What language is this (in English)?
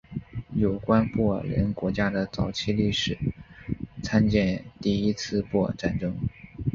Chinese